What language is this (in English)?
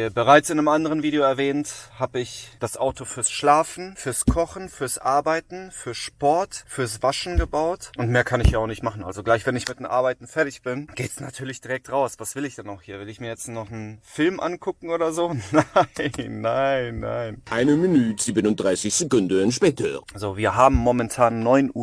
German